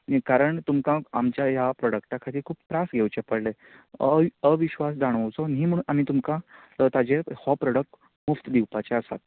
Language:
Konkani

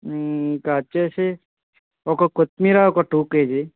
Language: Telugu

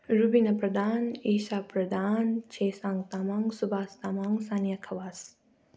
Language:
Nepali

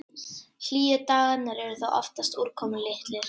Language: Icelandic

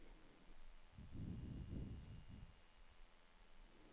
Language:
Norwegian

